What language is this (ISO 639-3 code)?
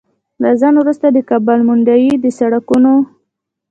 pus